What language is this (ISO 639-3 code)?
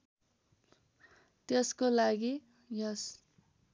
nep